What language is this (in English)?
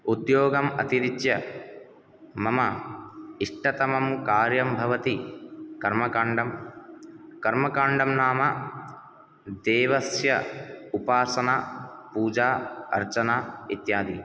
Sanskrit